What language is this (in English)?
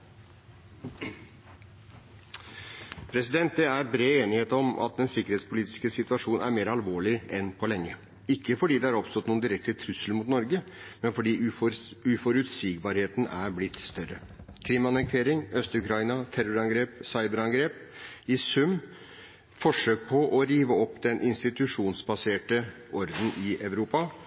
Norwegian